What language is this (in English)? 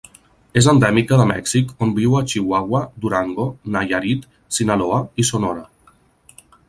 Catalan